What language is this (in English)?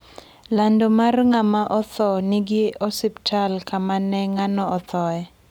Luo (Kenya and Tanzania)